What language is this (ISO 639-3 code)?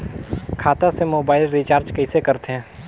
hne